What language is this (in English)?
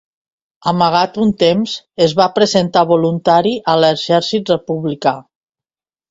Catalan